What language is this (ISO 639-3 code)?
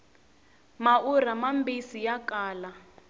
tso